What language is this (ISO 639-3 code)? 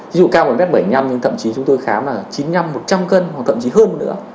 vie